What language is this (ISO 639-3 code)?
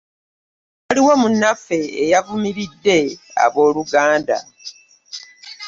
lug